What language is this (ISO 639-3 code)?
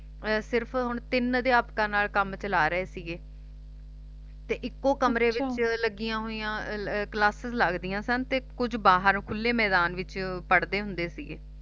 pan